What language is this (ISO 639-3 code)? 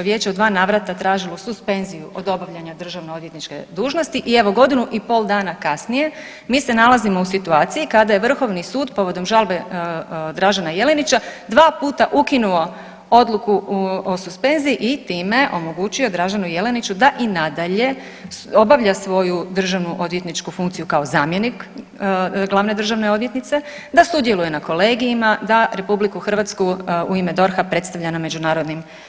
hrv